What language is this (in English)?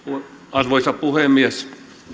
Finnish